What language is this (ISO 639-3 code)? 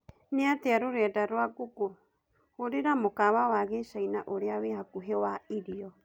kik